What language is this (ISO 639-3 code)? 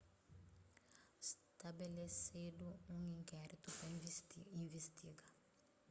kea